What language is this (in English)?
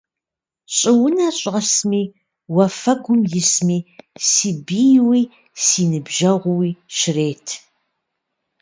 Kabardian